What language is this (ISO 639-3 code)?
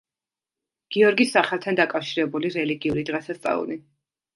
kat